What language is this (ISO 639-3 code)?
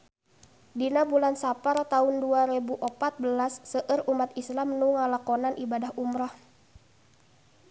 sun